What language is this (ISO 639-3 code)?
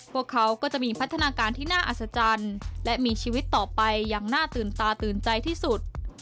tha